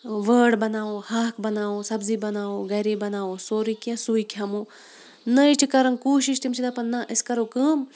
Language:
Kashmiri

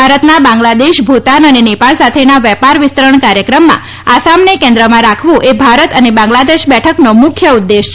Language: Gujarati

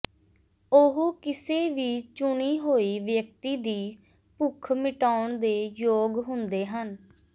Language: Punjabi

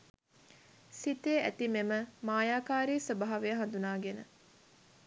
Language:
Sinhala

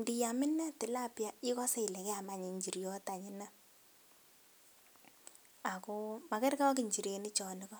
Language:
Kalenjin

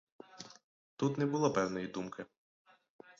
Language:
Ukrainian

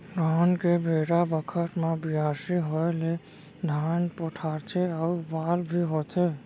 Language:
Chhattisgarhi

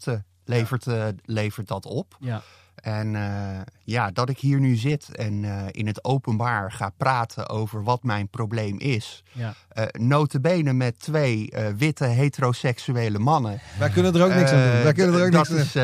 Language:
Dutch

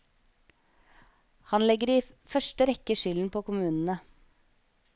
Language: Norwegian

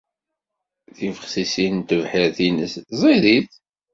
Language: Kabyle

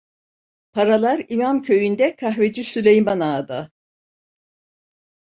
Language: Turkish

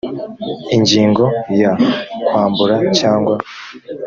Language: Kinyarwanda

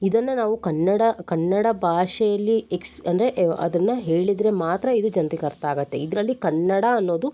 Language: Kannada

